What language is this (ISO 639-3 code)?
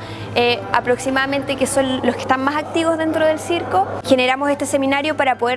spa